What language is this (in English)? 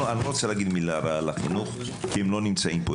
Hebrew